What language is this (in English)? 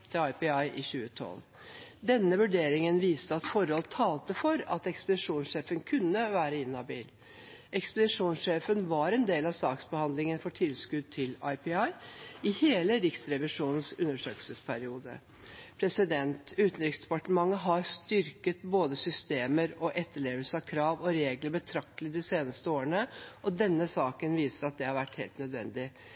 Norwegian Bokmål